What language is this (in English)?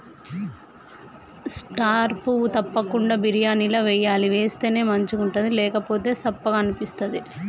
Telugu